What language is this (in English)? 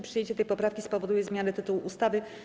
Polish